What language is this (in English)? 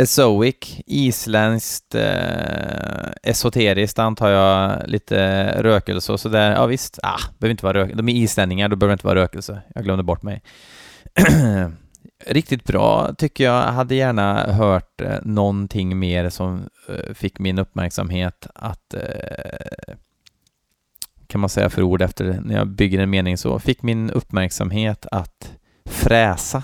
Swedish